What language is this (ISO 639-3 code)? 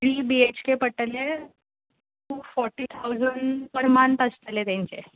kok